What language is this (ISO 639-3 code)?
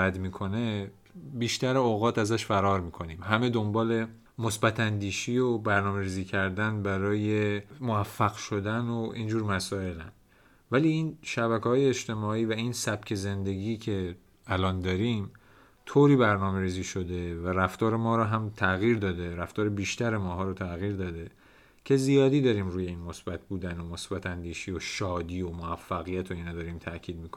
fas